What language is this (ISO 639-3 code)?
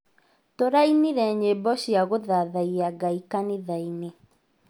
kik